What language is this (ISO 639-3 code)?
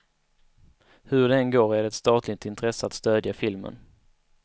swe